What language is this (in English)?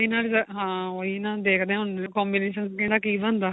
Punjabi